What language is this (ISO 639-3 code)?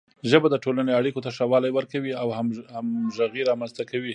pus